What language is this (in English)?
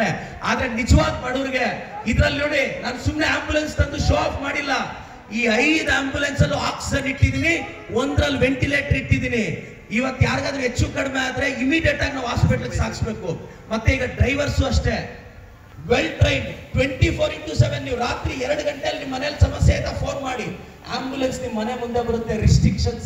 Hindi